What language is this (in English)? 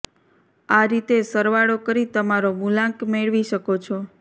Gujarati